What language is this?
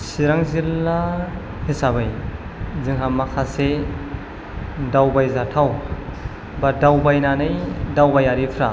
Bodo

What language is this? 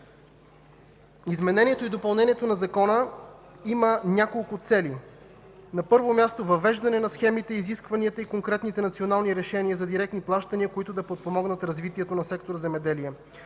Bulgarian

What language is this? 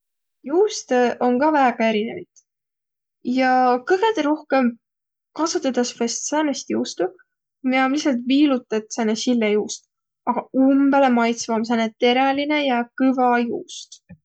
Võro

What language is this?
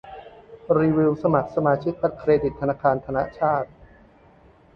Thai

